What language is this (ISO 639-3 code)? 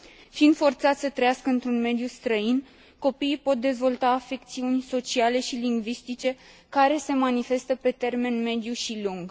ron